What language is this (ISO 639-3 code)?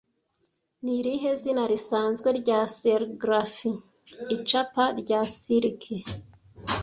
kin